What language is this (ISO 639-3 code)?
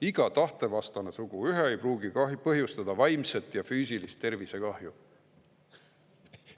est